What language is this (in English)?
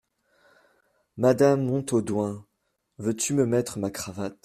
French